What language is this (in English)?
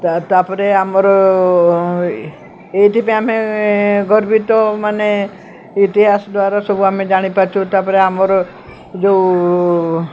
Odia